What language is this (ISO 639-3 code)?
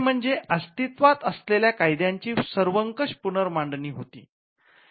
mar